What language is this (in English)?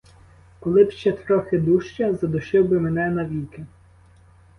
Ukrainian